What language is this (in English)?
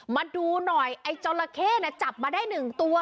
Thai